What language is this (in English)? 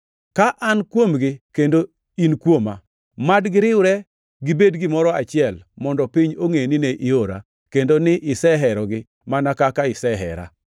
Luo (Kenya and Tanzania)